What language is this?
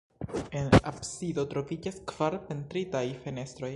Esperanto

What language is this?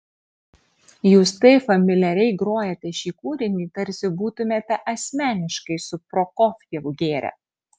Lithuanian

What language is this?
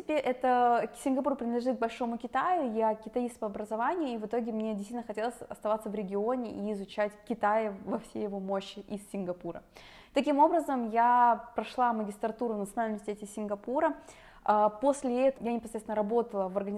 Russian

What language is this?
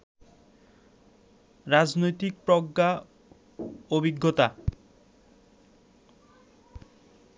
Bangla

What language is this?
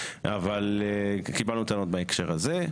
Hebrew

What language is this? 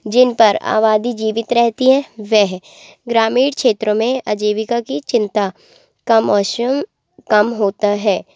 Hindi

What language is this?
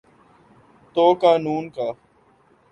Urdu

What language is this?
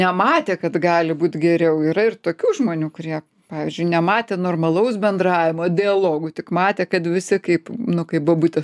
Lithuanian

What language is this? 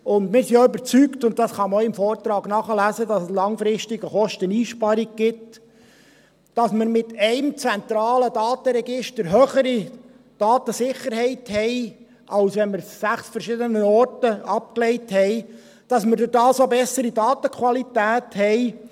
Swiss German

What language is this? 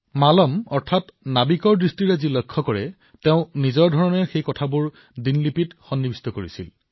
Assamese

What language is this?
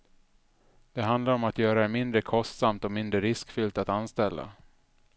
Swedish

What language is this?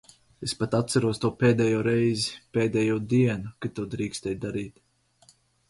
Latvian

